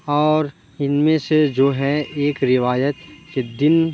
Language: Urdu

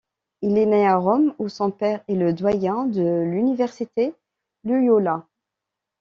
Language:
French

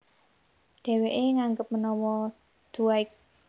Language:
Javanese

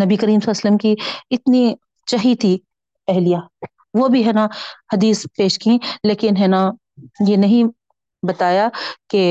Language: Urdu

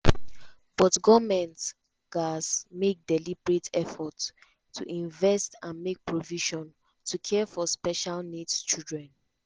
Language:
Nigerian Pidgin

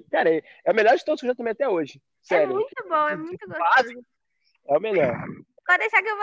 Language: Portuguese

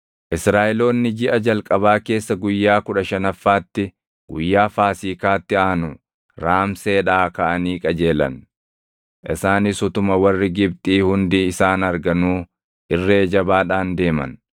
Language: Oromo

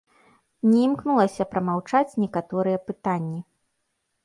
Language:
Belarusian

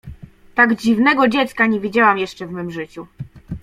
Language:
Polish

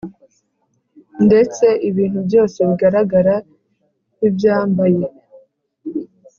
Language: Kinyarwanda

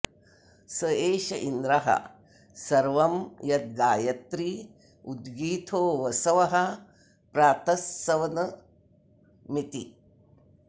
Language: Sanskrit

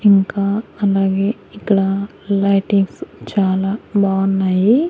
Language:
Telugu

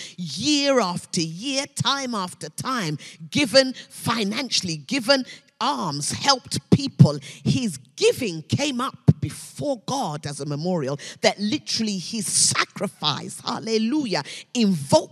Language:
English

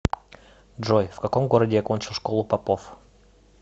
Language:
Russian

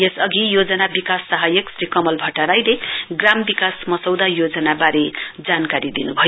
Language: Nepali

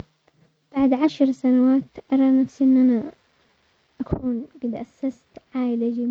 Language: Omani Arabic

